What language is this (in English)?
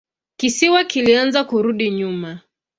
Swahili